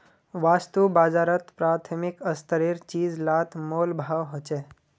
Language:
Magahi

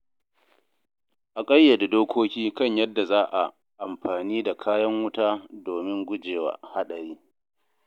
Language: Hausa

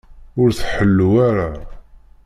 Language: Kabyle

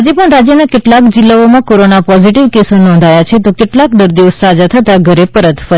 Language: Gujarati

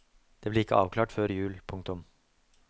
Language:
Norwegian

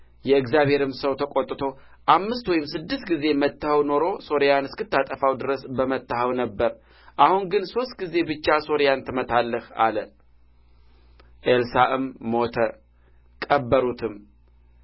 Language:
Amharic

